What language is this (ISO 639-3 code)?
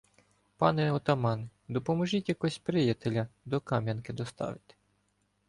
ukr